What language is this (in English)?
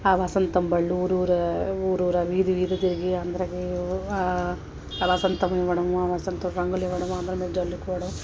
Telugu